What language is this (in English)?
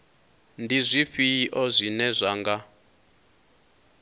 Venda